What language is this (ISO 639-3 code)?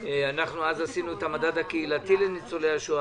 heb